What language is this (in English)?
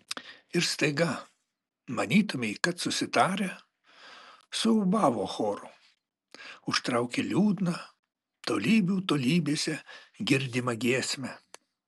Lithuanian